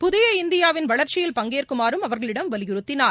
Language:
Tamil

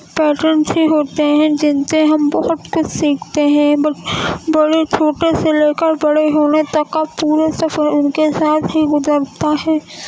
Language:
Urdu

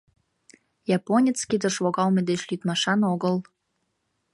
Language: Mari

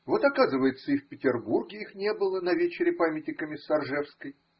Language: Russian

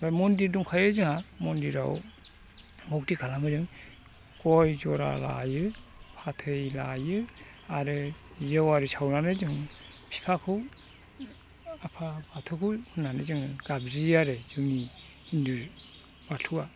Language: Bodo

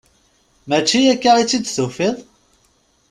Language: Kabyle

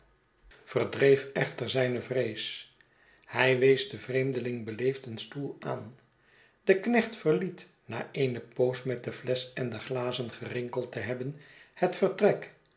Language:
Dutch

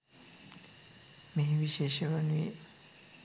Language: Sinhala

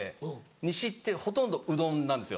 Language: Japanese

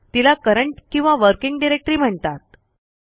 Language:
Marathi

